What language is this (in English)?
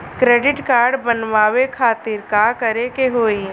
Bhojpuri